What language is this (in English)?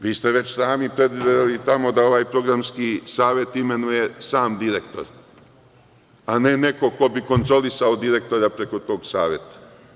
Serbian